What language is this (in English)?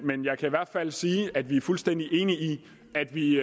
Danish